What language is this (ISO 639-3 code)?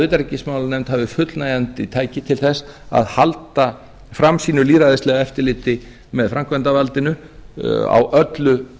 isl